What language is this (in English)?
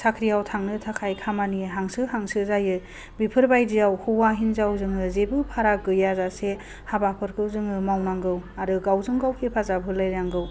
Bodo